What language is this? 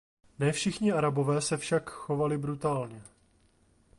Czech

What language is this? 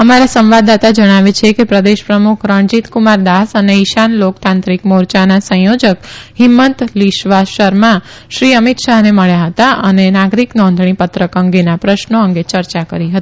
Gujarati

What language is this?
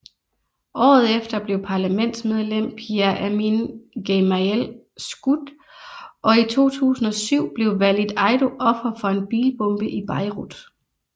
Danish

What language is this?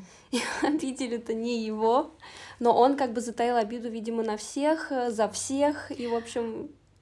Russian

